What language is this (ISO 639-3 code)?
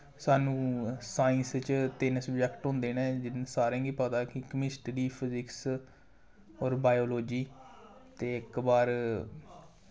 doi